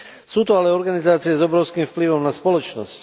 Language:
Slovak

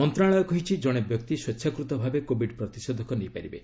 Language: Odia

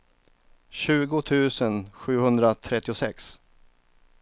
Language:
Swedish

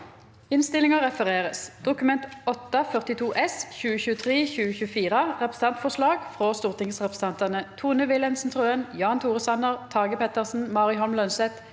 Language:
Norwegian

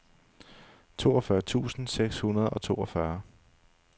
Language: Danish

